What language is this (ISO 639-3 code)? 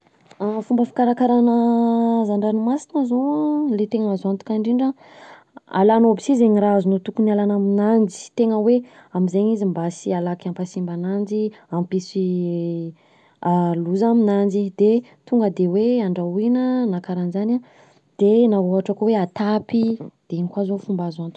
bzc